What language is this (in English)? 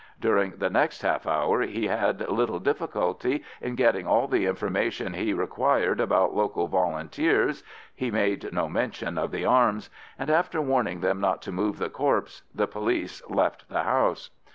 English